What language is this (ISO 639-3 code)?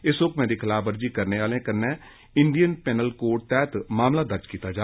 doi